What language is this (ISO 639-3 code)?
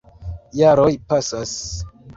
epo